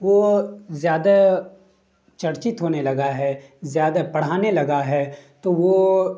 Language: Urdu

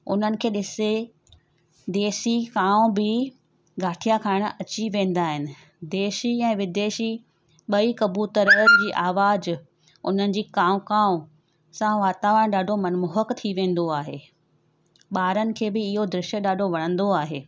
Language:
Sindhi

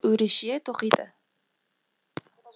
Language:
Kazakh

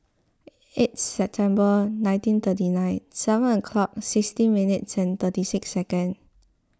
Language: English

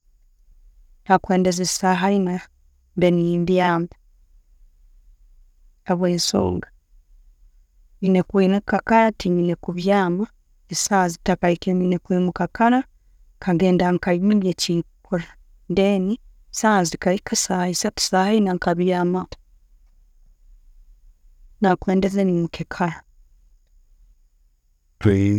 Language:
Tooro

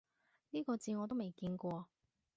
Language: Cantonese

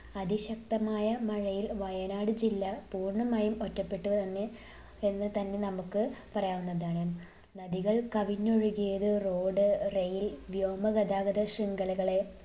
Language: Malayalam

